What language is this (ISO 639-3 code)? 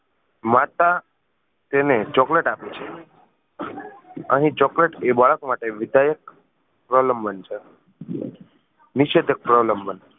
guj